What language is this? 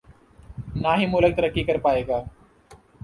Urdu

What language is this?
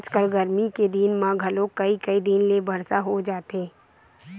Chhattisgarhi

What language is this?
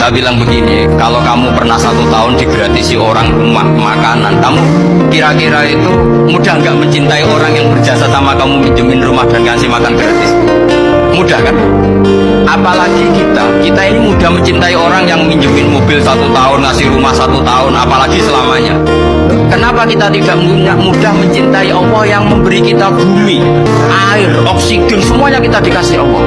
Indonesian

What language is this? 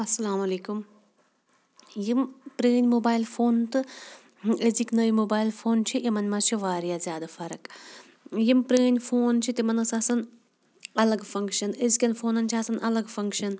Kashmiri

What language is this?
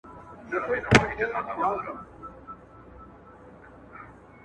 Pashto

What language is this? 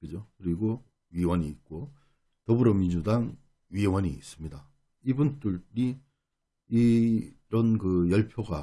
Korean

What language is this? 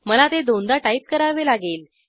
Marathi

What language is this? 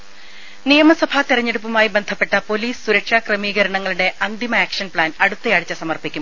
Malayalam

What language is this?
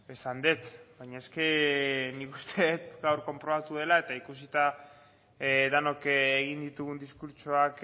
Basque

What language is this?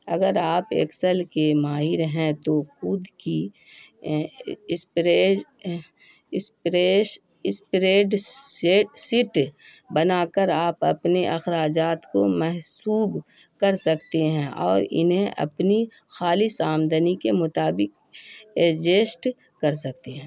Urdu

